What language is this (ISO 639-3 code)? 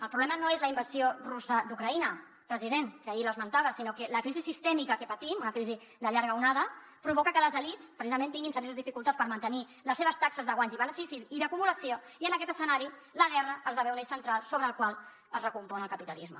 cat